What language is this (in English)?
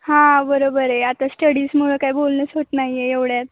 Marathi